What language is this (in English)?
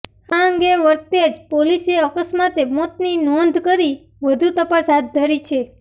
Gujarati